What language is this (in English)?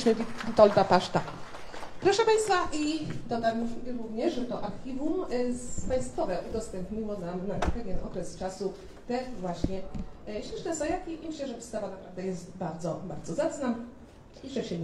Polish